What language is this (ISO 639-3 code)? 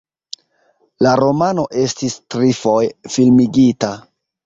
epo